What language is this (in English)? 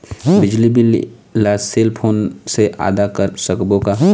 Chhattisgarhi